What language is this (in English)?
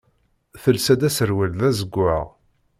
Kabyle